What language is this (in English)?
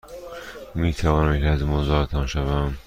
Persian